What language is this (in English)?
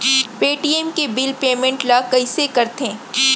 Chhattisgarhi